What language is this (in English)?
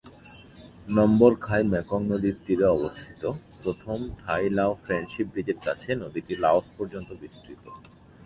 Bangla